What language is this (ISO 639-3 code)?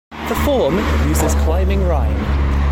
eng